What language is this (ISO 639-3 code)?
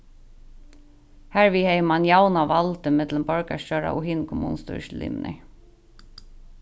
fao